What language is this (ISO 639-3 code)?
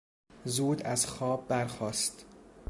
fas